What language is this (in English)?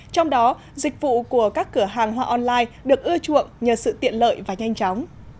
Vietnamese